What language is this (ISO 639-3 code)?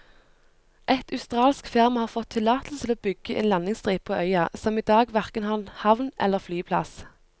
nor